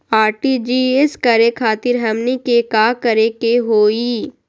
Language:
Magahi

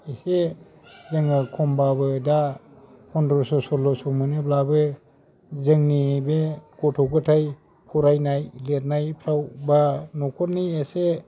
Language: Bodo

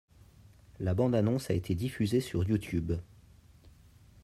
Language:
French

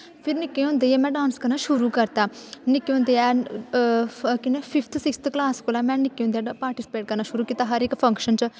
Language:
Dogri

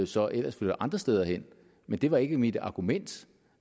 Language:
Danish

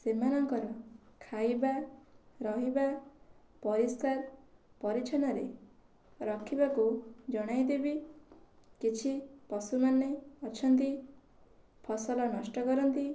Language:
Odia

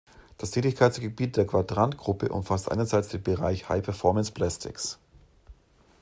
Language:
German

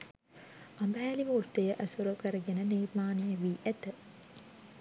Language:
Sinhala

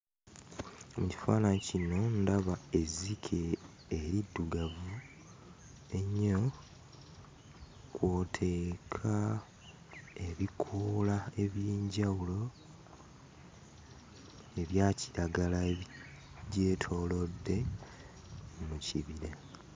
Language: Ganda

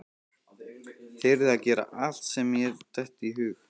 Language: Icelandic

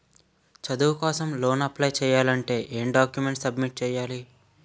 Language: Telugu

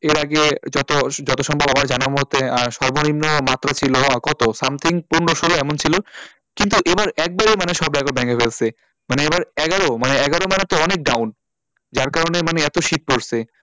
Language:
Bangla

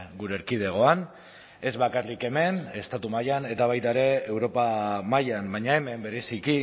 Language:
Basque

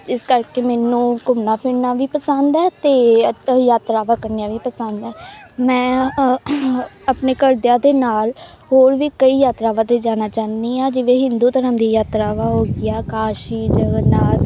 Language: Punjabi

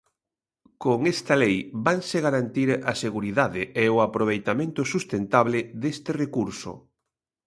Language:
Galician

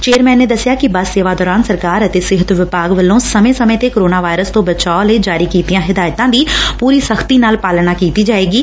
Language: Punjabi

